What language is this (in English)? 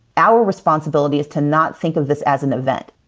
English